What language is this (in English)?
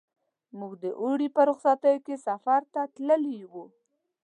Pashto